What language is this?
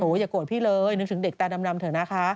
Thai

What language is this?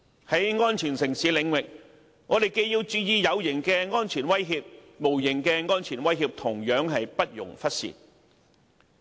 Cantonese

